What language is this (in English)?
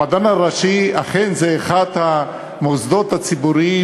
Hebrew